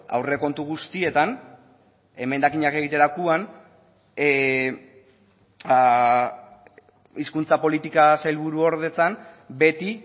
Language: Basque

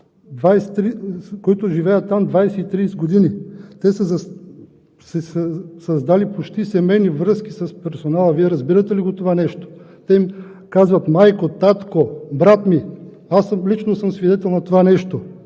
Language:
Bulgarian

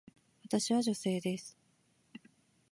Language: Japanese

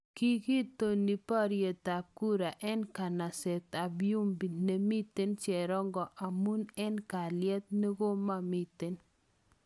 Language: Kalenjin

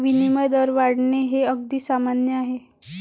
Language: Marathi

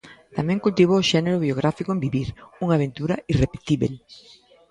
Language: Galician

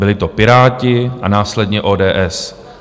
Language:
Czech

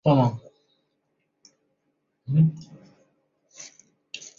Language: Chinese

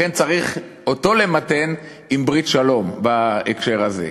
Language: Hebrew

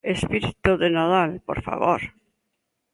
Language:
Galician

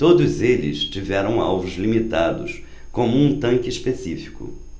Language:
Portuguese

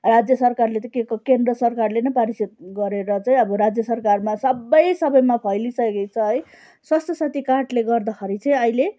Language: Nepali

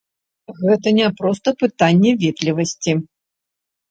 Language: Belarusian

